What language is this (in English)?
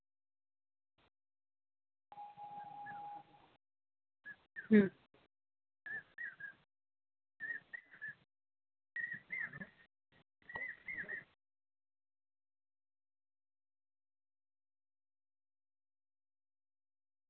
Santali